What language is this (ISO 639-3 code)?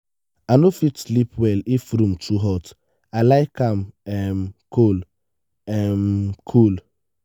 pcm